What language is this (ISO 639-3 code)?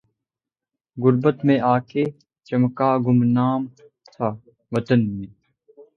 urd